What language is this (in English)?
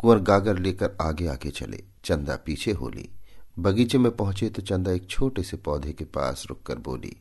Hindi